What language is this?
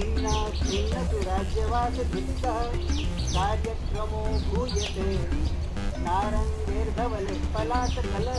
Gujarati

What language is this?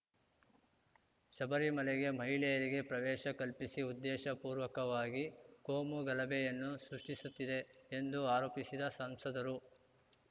Kannada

